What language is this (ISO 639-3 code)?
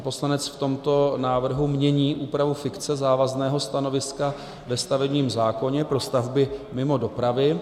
ces